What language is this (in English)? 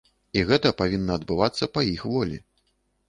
Belarusian